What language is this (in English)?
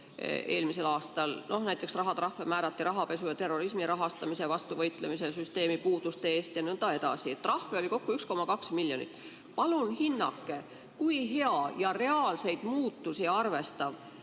Estonian